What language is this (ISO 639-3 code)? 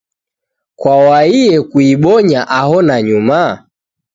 dav